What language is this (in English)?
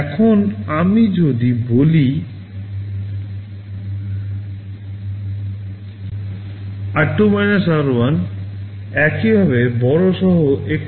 Bangla